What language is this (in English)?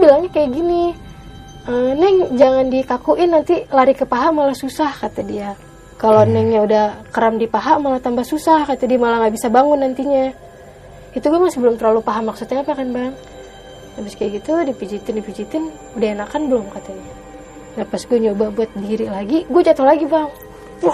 Indonesian